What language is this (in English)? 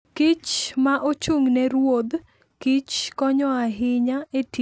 Luo (Kenya and Tanzania)